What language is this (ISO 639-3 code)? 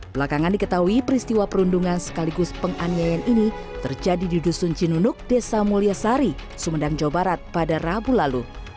ind